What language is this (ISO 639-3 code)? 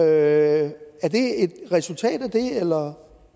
dan